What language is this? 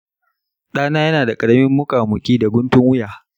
Hausa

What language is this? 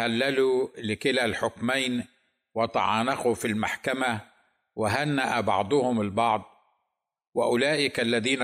Arabic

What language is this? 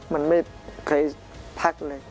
Thai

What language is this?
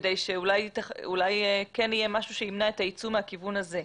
Hebrew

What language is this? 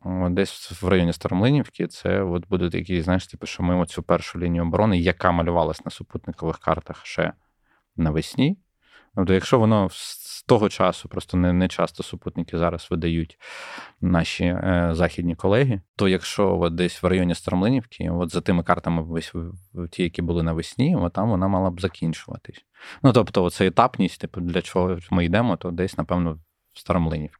Ukrainian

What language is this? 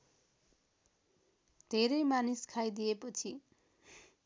Nepali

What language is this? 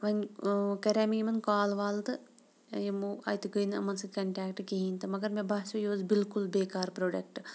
Kashmiri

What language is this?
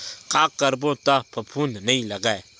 Chhattisgarhi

